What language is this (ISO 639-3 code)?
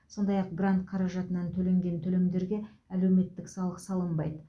kaz